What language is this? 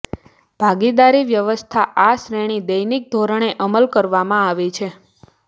Gujarati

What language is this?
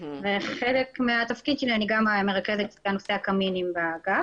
Hebrew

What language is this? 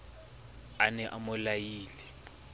Southern Sotho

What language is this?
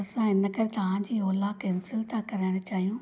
Sindhi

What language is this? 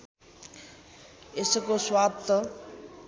Nepali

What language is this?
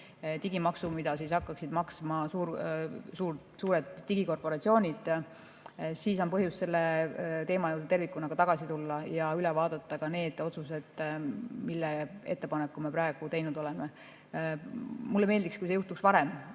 Estonian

